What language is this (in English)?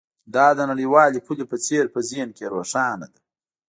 Pashto